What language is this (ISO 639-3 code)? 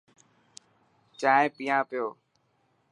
mki